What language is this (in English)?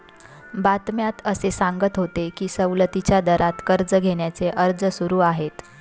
Marathi